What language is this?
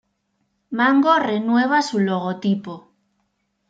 Spanish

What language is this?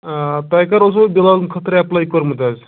Kashmiri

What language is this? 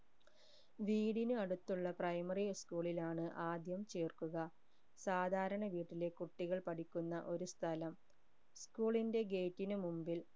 Malayalam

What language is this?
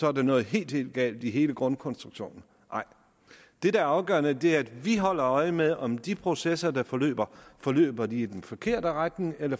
Danish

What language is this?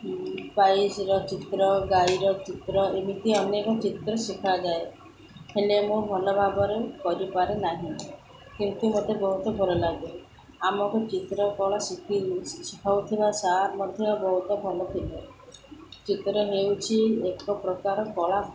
Odia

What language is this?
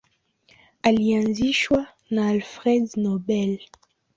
Swahili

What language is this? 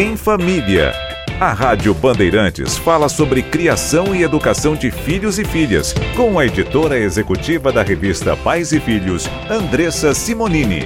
Portuguese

